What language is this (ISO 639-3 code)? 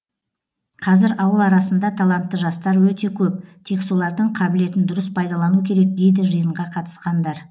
kaz